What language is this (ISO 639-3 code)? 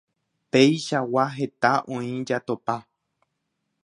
grn